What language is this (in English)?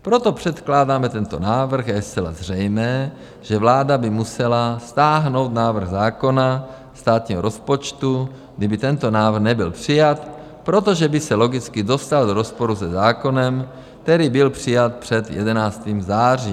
Czech